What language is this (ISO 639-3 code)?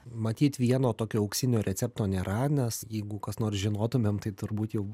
lit